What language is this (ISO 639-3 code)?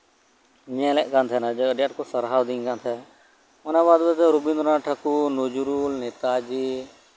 sat